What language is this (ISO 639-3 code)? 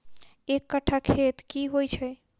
mai